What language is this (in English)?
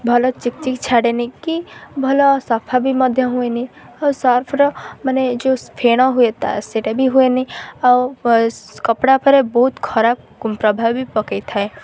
Odia